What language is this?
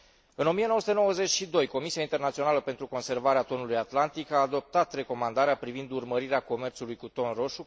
Romanian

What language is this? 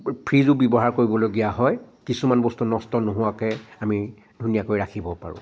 Assamese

